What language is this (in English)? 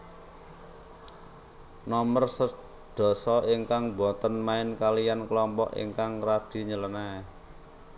Javanese